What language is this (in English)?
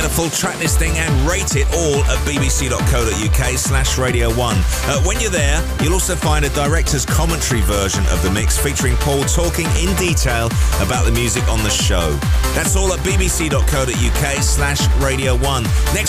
English